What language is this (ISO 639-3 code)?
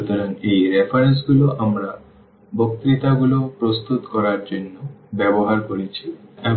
ben